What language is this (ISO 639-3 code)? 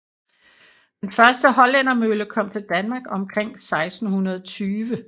dan